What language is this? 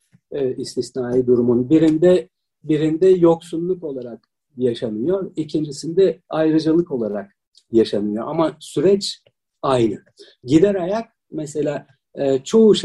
Turkish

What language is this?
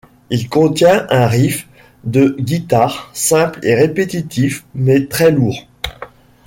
French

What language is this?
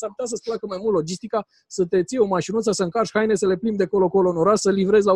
Romanian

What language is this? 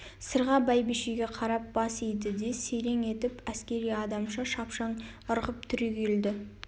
Kazakh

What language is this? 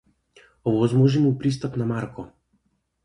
Macedonian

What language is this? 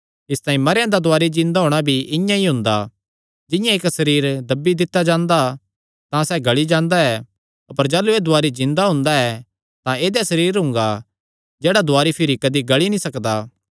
Kangri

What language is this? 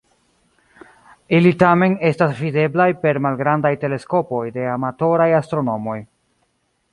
Esperanto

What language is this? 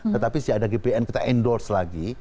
Indonesian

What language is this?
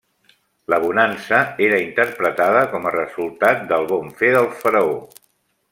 Catalan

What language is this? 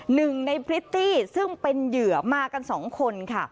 Thai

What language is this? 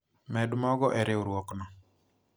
Luo (Kenya and Tanzania)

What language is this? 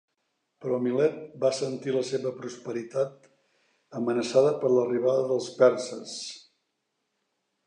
Catalan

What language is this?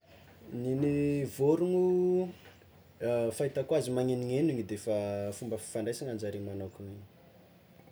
Tsimihety Malagasy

